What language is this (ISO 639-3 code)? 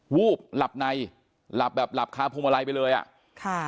tha